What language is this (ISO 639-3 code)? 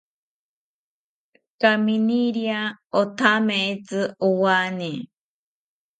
cpy